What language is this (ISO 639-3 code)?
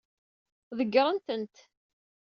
kab